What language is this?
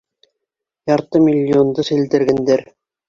Bashkir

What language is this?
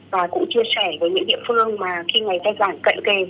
Vietnamese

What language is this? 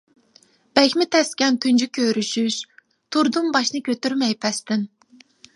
Uyghur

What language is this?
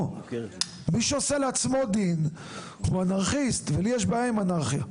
Hebrew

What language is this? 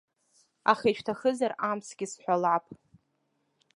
Abkhazian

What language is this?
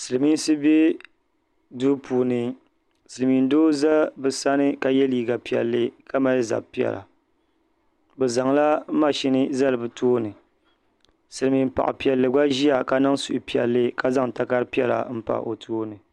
Dagbani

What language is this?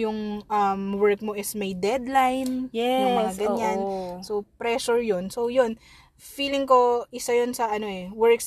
Filipino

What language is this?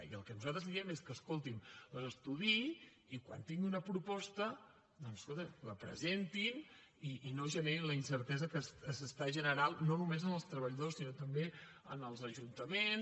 Catalan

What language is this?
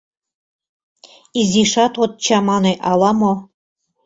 Mari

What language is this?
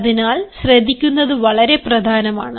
Malayalam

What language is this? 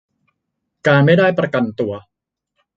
Thai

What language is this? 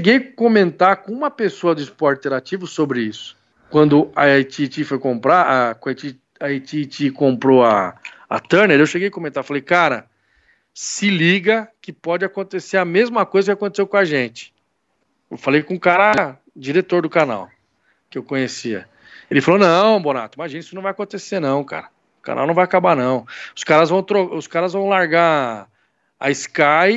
Portuguese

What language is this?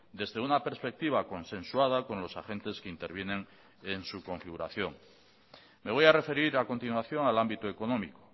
Spanish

